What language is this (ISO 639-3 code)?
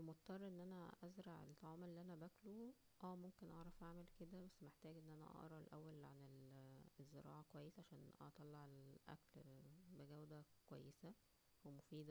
arz